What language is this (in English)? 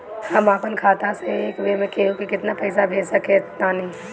Bhojpuri